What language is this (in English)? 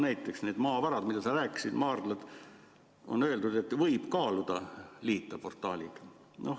Estonian